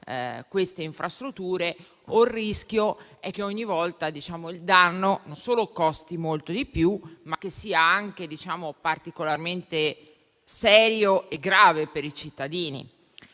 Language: Italian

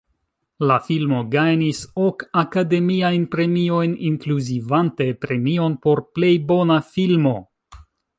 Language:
Esperanto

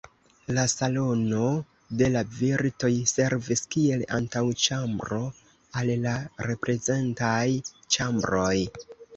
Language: Esperanto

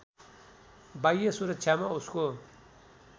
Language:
Nepali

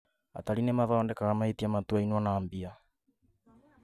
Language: Kikuyu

